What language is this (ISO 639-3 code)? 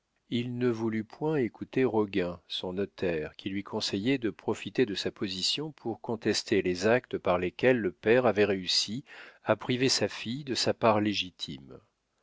fra